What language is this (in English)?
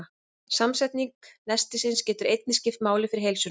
Icelandic